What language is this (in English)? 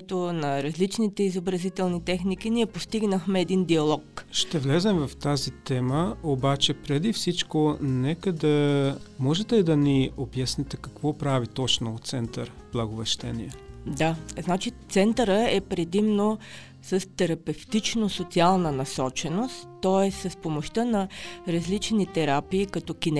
Bulgarian